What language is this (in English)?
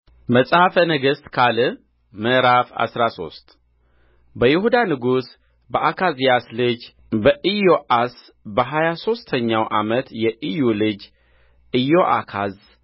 Amharic